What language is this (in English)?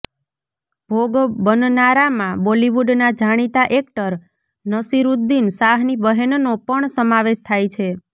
Gujarati